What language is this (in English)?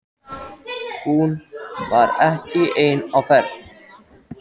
Icelandic